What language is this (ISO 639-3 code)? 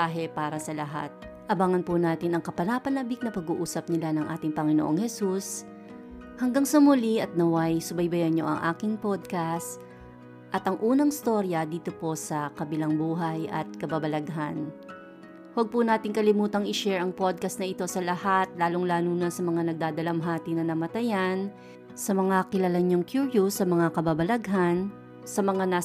fil